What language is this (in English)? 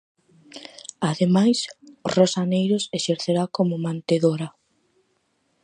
Galician